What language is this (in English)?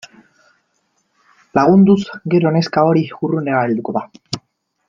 Basque